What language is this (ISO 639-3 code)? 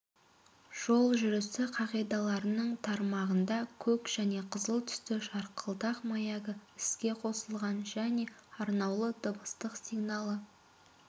kaz